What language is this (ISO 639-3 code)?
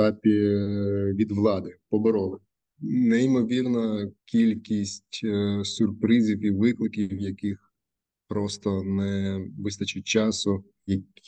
ukr